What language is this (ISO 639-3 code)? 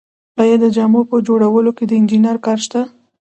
pus